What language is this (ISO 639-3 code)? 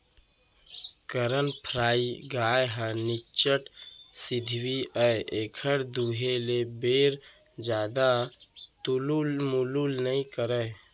hne